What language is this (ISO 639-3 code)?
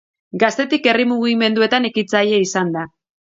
eus